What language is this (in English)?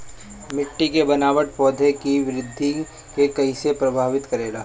Bhojpuri